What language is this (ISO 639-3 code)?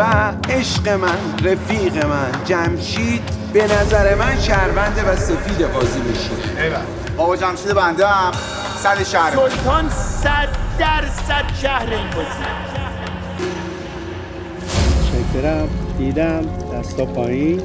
fas